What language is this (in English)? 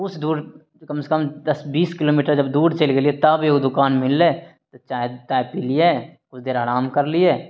Maithili